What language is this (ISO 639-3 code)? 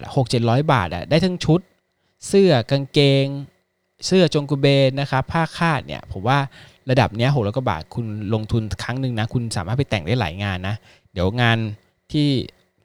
tha